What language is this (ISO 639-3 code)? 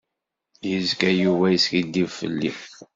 kab